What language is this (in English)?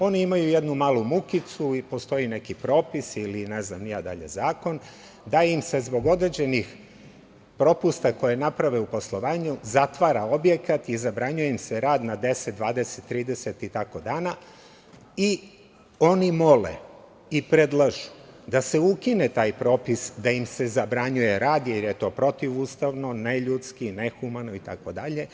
Serbian